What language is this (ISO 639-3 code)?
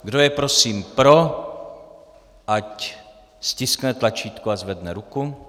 ces